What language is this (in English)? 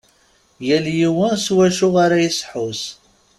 Kabyle